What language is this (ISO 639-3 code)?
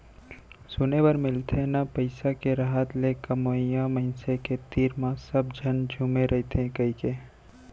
hne